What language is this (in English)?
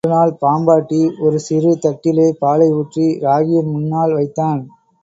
Tamil